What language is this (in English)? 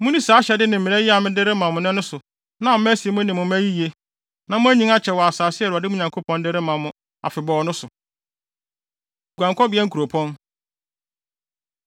Akan